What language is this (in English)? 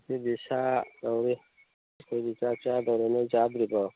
Manipuri